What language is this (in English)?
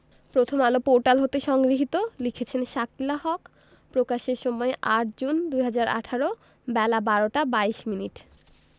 Bangla